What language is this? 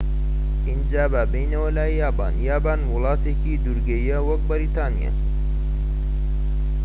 Central Kurdish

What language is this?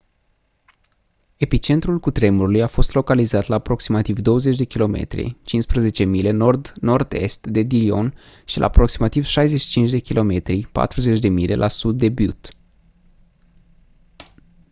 Romanian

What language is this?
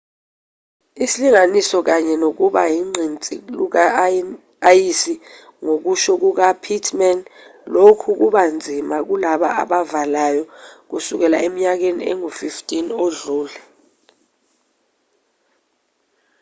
Zulu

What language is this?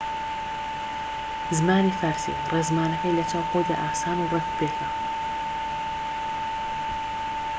Central Kurdish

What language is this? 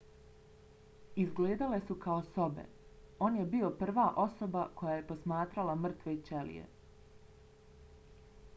Bosnian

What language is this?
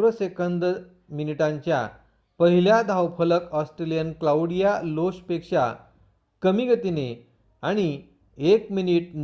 Marathi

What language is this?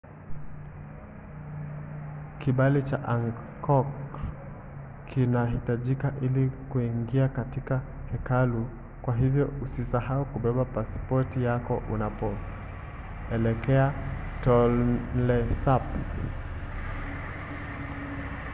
Swahili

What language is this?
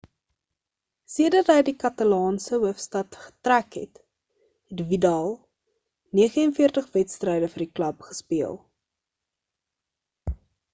Afrikaans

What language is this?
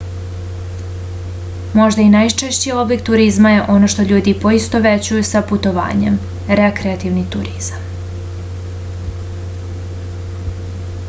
Serbian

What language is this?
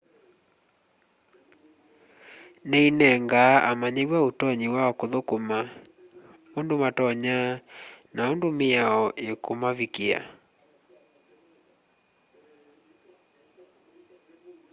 Kamba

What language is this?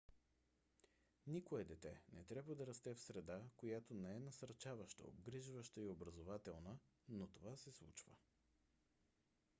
Bulgarian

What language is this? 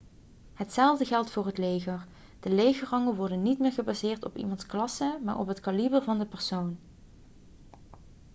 Dutch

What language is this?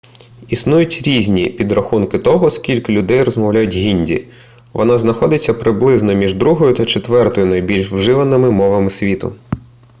Ukrainian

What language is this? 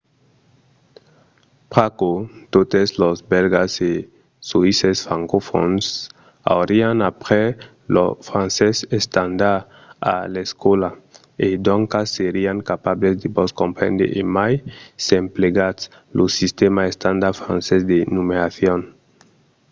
Occitan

